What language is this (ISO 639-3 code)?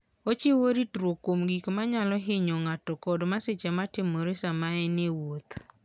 luo